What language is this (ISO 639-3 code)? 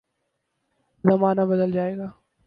urd